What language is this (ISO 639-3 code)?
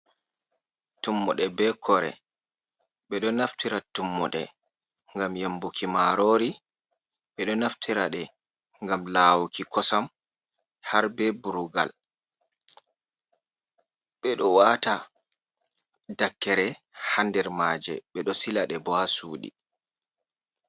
ful